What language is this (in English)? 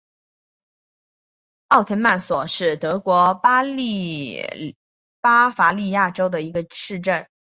Chinese